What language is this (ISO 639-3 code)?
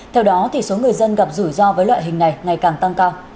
vie